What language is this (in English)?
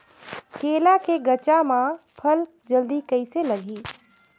Chhattisgarhi